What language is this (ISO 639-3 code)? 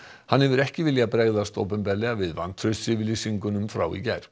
isl